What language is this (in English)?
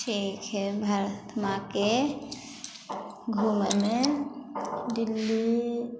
Maithili